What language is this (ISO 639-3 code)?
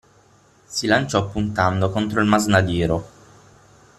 ita